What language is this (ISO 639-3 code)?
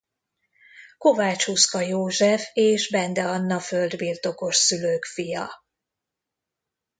hun